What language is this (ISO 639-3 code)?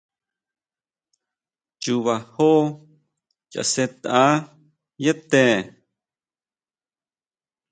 mau